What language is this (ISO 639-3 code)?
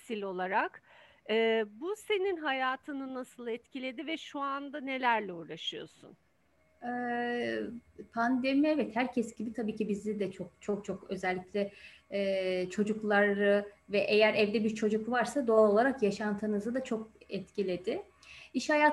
tur